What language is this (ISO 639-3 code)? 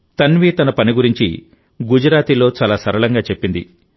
tel